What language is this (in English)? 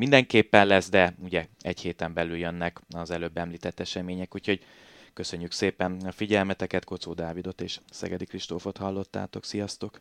Hungarian